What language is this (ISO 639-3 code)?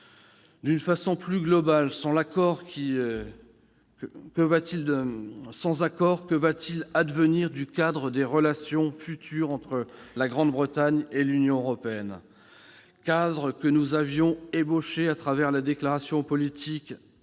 fra